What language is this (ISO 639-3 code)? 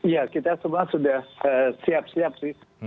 ind